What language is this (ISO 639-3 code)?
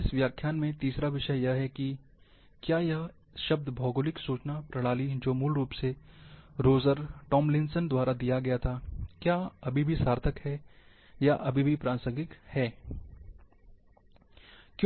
hin